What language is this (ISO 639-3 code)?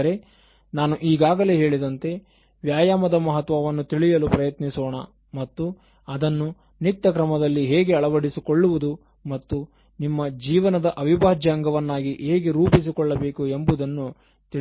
kan